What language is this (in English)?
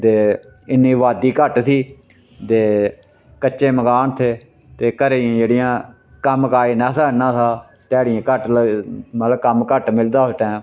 Dogri